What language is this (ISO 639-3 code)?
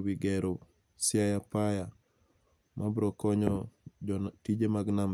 luo